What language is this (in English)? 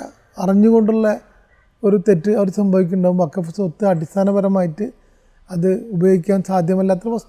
Malayalam